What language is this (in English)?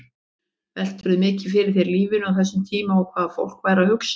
Icelandic